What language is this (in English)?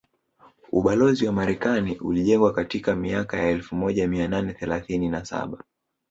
Swahili